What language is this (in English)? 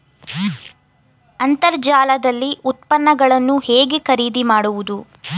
Kannada